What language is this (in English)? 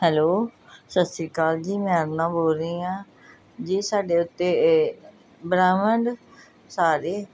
Punjabi